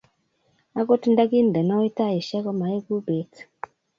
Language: Kalenjin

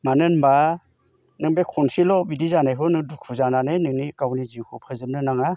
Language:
Bodo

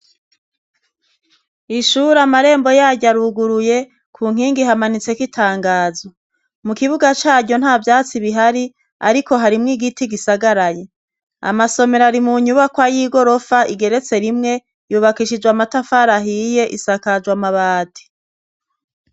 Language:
Rundi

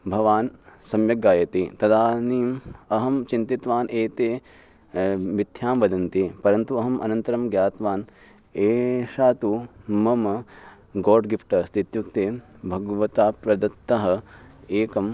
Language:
Sanskrit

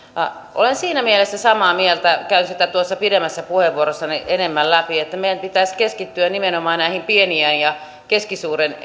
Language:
Finnish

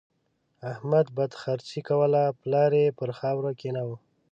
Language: Pashto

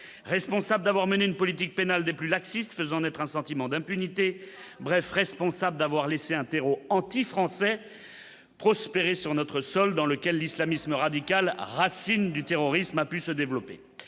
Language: French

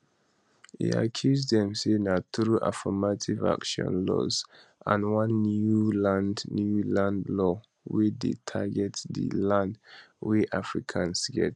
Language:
Nigerian Pidgin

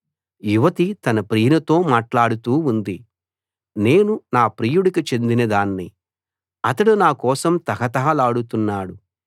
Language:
Telugu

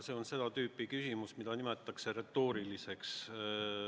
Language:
Estonian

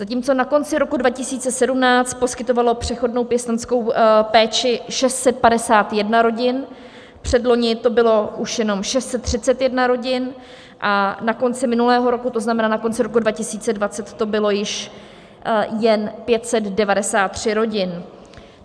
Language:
Czech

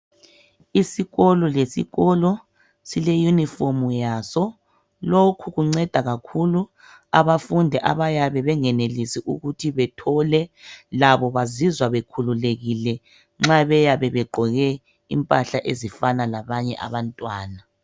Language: North Ndebele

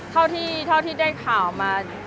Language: Thai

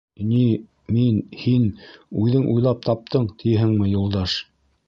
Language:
Bashkir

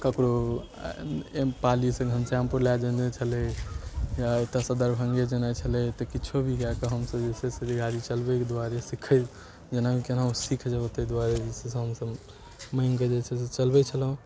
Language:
Maithili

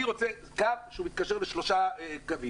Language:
Hebrew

